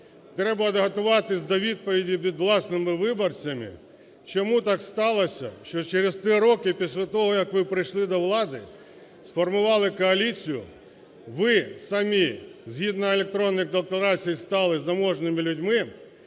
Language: Ukrainian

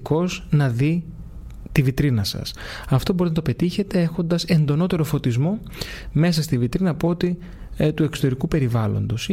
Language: Greek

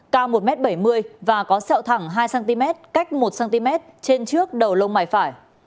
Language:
Vietnamese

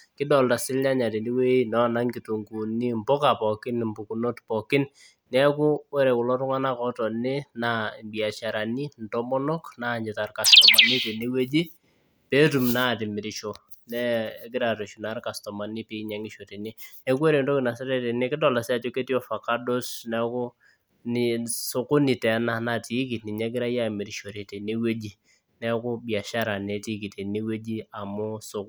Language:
Masai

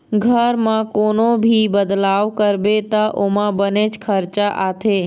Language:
Chhattisgarhi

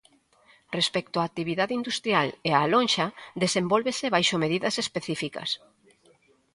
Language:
Galician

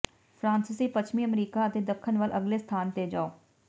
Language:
Punjabi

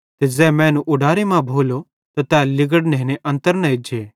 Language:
Bhadrawahi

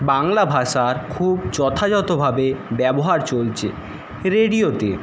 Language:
Bangla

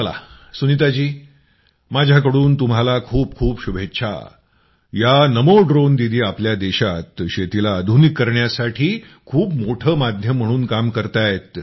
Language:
Marathi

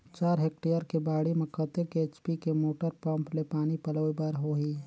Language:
Chhattisgarhi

